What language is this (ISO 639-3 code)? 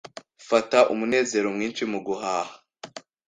kin